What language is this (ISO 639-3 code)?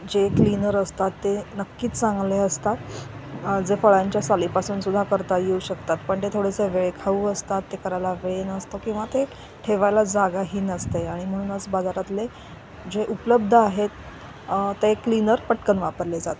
mar